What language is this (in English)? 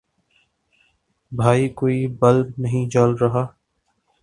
Urdu